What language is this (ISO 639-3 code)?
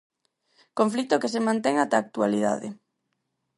glg